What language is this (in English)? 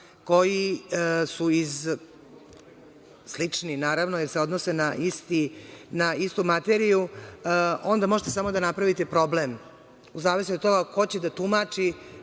Serbian